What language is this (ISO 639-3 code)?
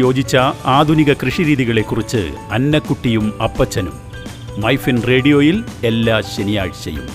mal